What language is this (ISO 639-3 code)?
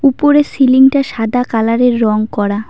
ben